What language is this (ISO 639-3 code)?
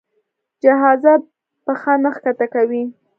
pus